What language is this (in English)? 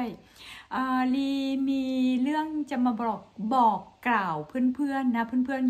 Thai